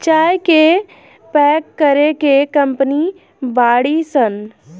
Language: Bhojpuri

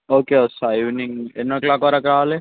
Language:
Telugu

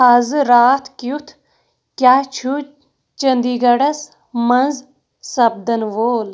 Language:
Kashmiri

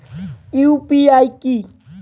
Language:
Bangla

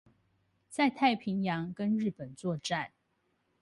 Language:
Chinese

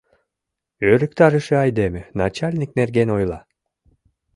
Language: Mari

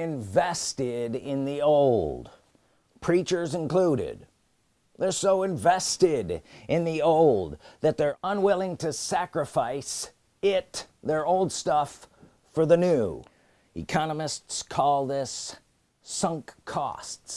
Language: English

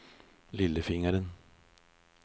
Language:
Norwegian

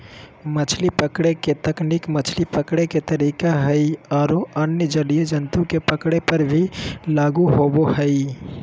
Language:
Magahi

